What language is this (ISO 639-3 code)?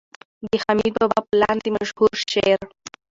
pus